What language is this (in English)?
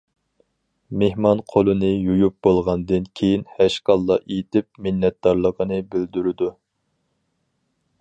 Uyghur